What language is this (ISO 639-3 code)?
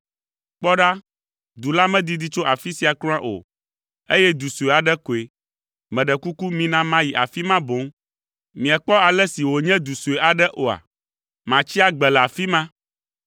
ewe